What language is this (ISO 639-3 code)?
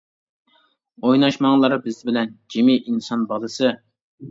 uig